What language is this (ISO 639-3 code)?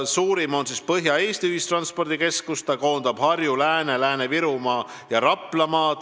est